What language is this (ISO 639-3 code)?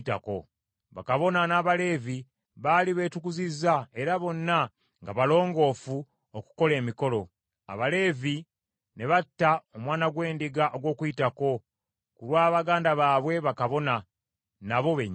lug